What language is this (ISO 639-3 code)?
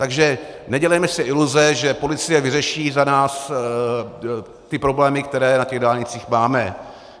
ces